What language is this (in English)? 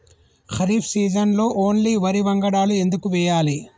Telugu